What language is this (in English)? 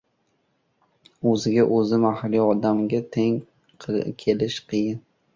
Uzbek